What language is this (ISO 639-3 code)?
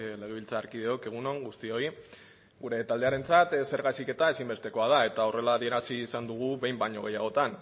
eus